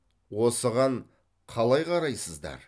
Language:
Kazakh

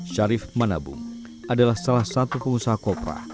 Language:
Indonesian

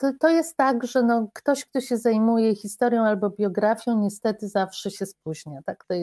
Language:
Polish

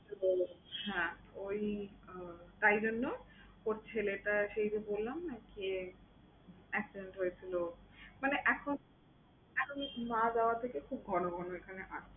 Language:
Bangla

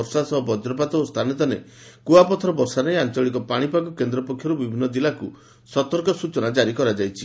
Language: Odia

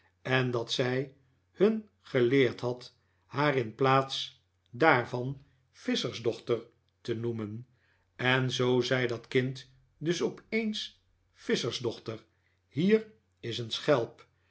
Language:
Dutch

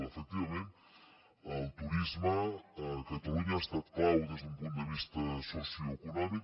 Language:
Catalan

